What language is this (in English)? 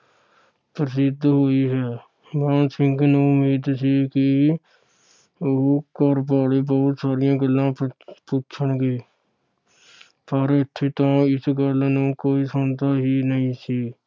Punjabi